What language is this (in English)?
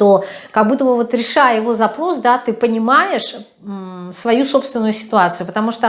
Russian